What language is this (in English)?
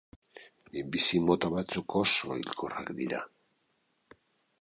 Basque